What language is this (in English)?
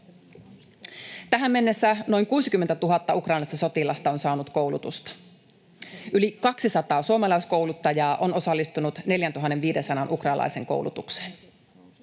Finnish